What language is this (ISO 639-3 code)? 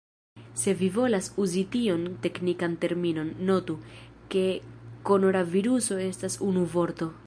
epo